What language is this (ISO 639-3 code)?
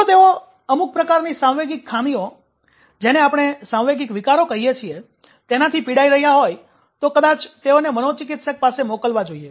guj